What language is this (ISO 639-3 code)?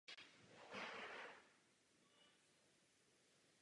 ces